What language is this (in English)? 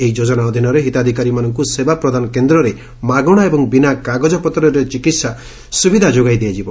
Odia